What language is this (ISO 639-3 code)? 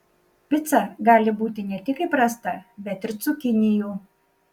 lit